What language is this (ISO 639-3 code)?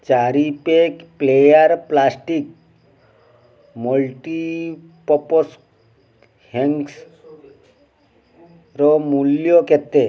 ori